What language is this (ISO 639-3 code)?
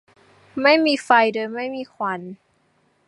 tha